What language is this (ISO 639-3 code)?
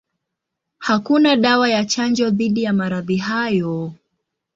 swa